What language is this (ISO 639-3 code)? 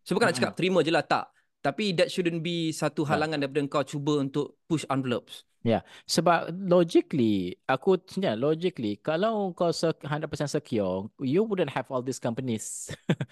msa